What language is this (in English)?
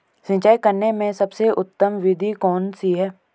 Hindi